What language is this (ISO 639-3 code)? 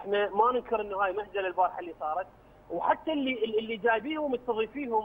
ara